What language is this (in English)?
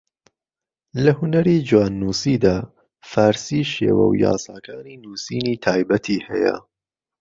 Central Kurdish